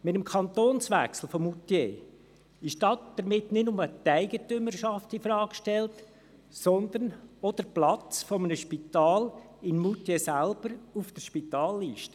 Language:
Swiss German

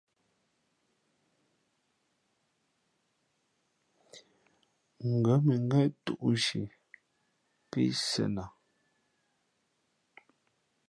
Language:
Fe'fe'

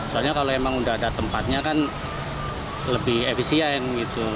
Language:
Indonesian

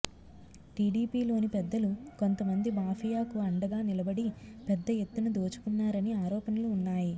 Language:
Telugu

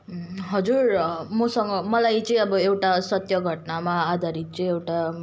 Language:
Nepali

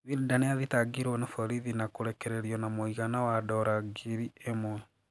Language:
Kikuyu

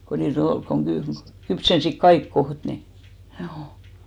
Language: Finnish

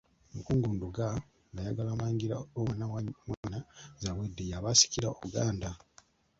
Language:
Ganda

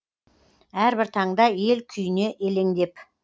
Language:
Kazakh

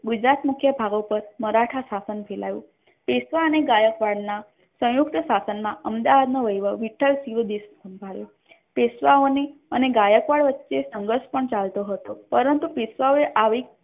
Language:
Gujarati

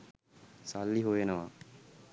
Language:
Sinhala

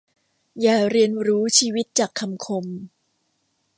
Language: Thai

